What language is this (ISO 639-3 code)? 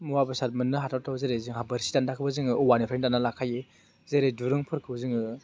brx